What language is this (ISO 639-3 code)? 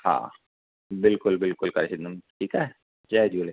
snd